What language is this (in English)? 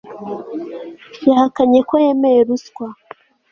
Kinyarwanda